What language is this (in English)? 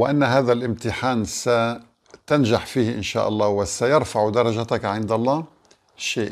Arabic